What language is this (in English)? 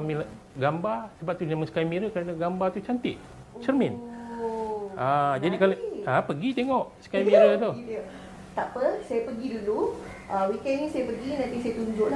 Malay